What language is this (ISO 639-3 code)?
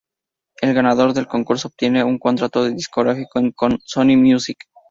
spa